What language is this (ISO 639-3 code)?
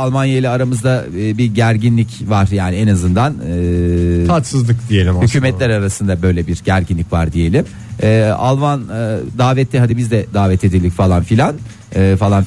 tur